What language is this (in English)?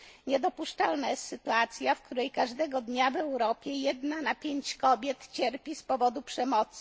Polish